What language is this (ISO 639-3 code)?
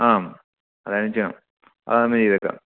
mal